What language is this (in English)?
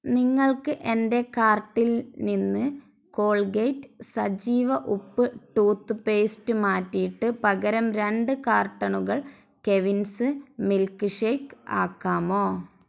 Malayalam